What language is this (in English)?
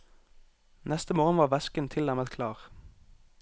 Norwegian